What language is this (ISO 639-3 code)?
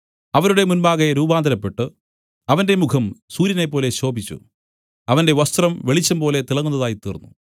mal